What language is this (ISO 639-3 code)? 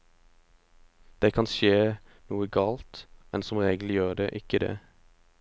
nor